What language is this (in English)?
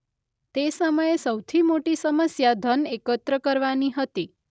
Gujarati